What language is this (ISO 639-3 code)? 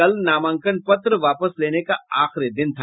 hin